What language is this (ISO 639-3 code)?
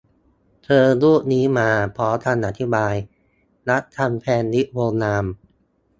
tha